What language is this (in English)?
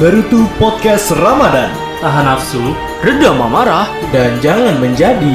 Indonesian